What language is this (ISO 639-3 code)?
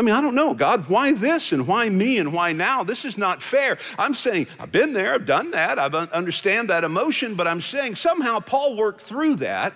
eng